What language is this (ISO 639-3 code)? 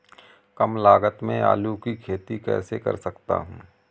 hin